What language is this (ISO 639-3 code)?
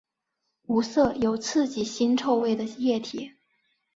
zho